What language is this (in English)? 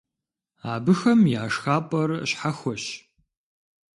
Kabardian